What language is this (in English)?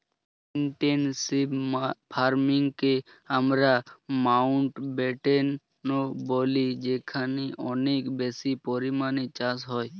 Bangla